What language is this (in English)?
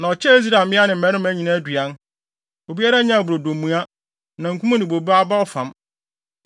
Akan